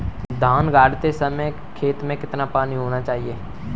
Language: Hindi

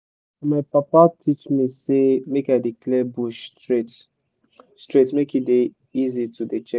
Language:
Nigerian Pidgin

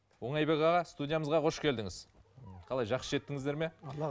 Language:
Kazakh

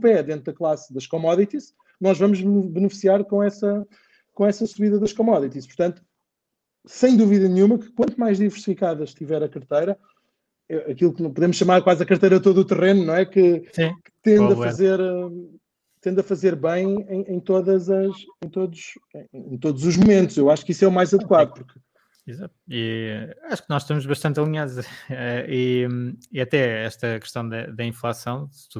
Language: Portuguese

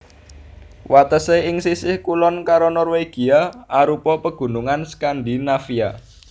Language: Javanese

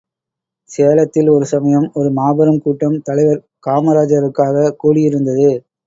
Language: Tamil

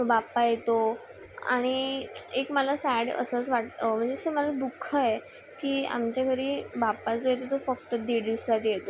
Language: Marathi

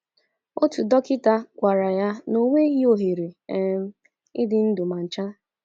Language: Igbo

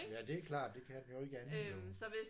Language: Danish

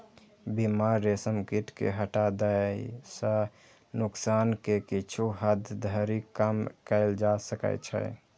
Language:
Maithili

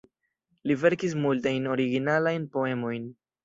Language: Esperanto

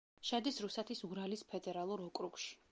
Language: Georgian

